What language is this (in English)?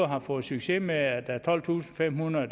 Danish